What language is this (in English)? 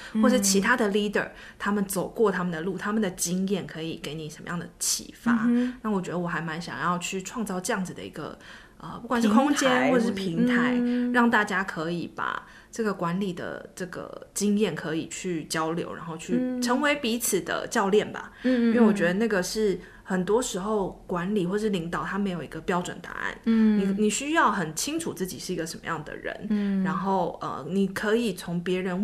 Chinese